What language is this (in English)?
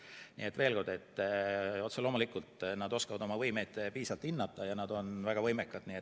Estonian